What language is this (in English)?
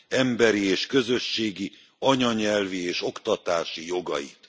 Hungarian